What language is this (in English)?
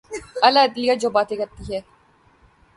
Urdu